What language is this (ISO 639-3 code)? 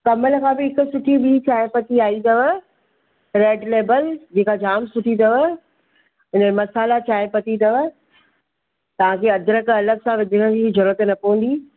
snd